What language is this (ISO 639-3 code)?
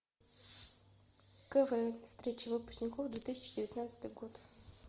rus